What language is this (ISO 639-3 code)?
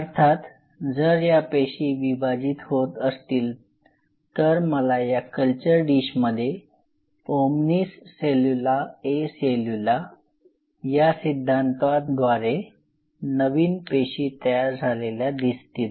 mar